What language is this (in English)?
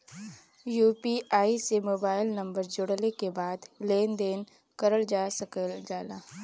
Bhojpuri